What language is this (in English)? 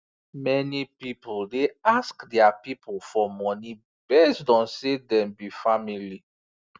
Nigerian Pidgin